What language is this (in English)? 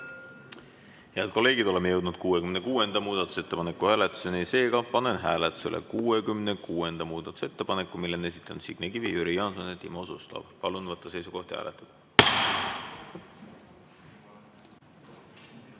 Estonian